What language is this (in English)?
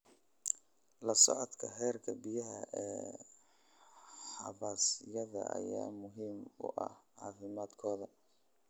Somali